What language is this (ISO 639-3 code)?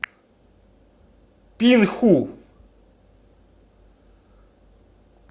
rus